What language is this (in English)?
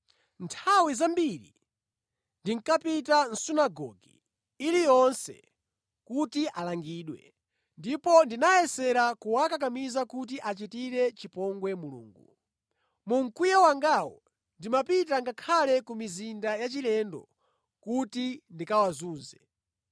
Nyanja